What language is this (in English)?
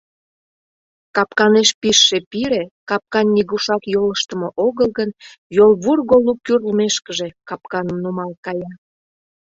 Mari